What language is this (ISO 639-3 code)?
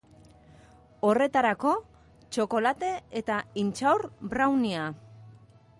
eus